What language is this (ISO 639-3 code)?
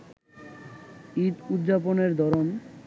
ben